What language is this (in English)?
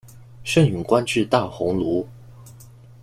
Chinese